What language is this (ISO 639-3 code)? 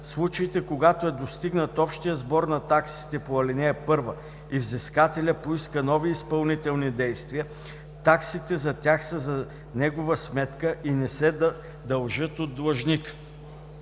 bul